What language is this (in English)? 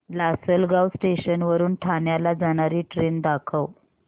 Marathi